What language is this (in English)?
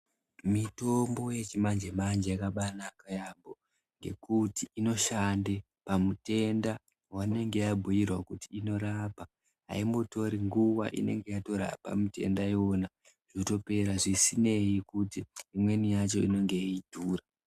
Ndau